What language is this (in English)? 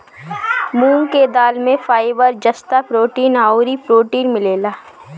Bhojpuri